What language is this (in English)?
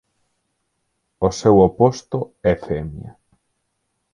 Galician